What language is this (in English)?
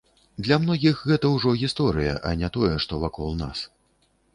Belarusian